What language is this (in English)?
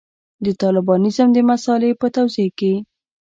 Pashto